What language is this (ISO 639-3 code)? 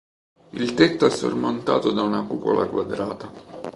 ita